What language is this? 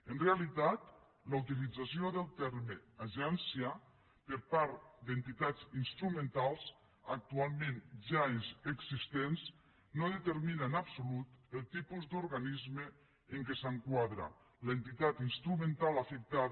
Catalan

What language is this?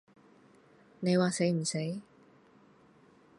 Cantonese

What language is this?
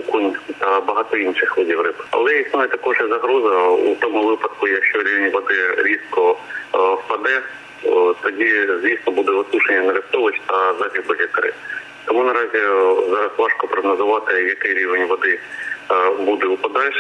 Ukrainian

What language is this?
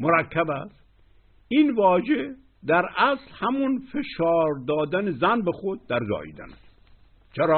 Persian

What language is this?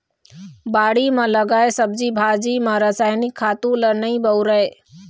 Chhattisgarhi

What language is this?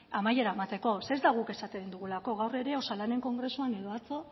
Basque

